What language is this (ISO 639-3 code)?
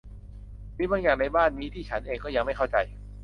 tha